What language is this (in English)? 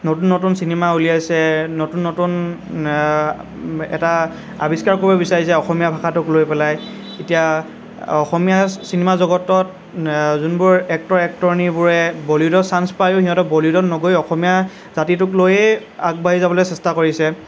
Assamese